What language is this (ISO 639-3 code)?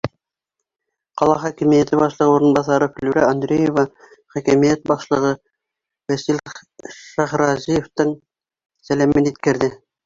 bak